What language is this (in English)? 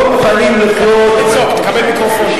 Hebrew